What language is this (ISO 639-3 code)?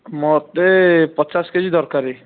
ori